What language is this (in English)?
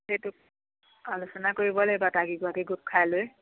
Assamese